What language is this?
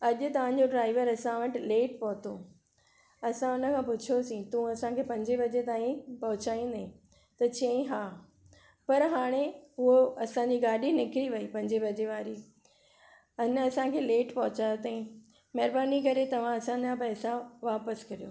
Sindhi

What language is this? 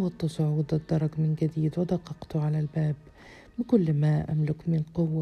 Arabic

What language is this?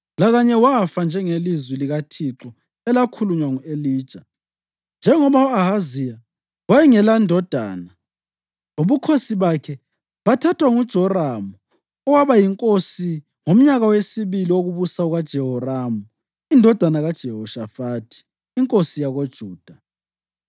North Ndebele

